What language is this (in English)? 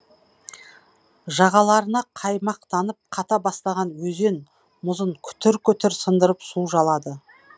Kazakh